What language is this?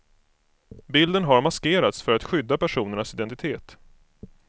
Swedish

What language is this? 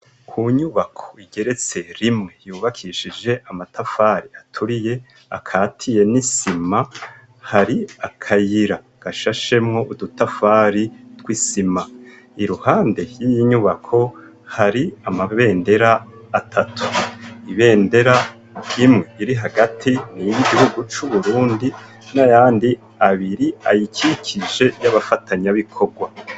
Rundi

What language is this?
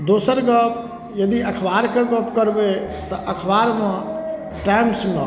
Maithili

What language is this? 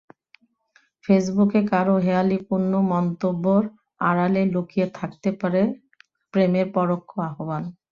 Bangla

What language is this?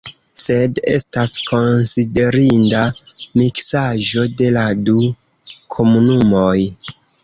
Esperanto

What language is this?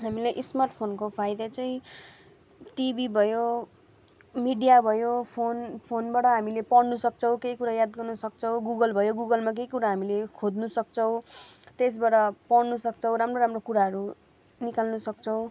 Nepali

